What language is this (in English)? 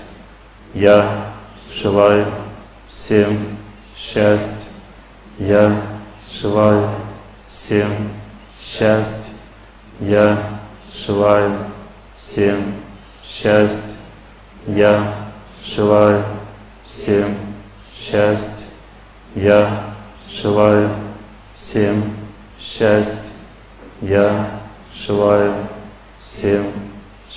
Russian